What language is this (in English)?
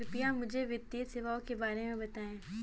Hindi